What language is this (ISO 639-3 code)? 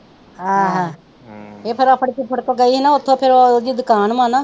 pan